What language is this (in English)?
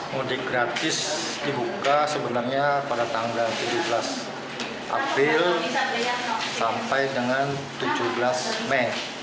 Indonesian